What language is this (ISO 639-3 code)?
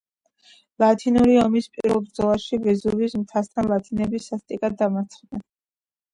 kat